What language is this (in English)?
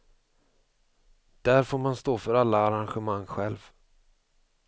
Swedish